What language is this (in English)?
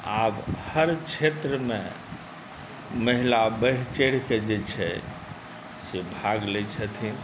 Maithili